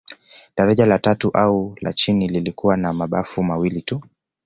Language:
Swahili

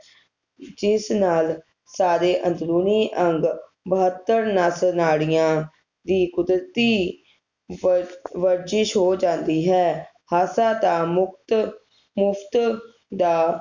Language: Punjabi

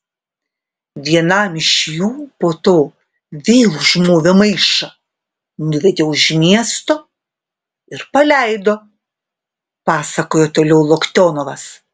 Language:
Lithuanian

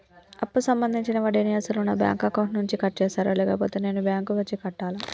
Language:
Telugu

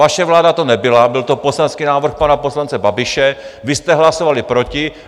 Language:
Czech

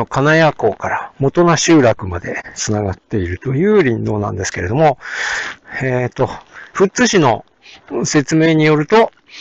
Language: Japanese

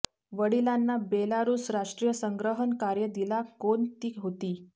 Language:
Marathi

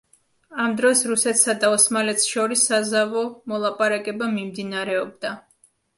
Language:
Georgian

